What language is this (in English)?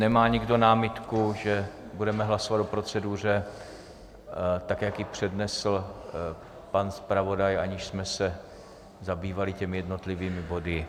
Czech